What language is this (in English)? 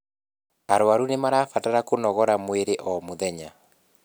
Kikuyu